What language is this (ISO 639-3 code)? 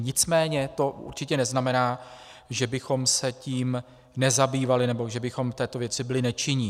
ces